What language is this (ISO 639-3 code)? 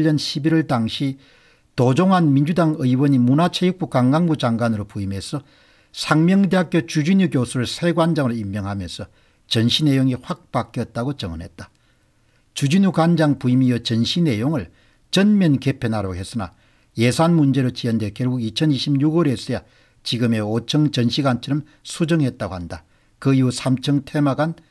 kor